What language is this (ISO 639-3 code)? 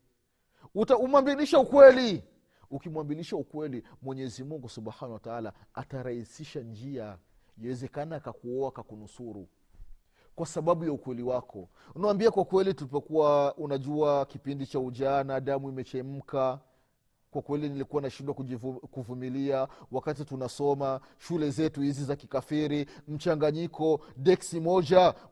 swa